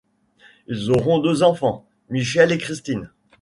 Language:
French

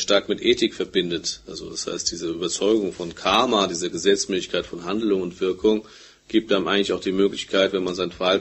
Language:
German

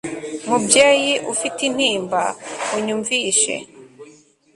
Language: Kinyarwanda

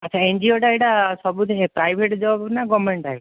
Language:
Odia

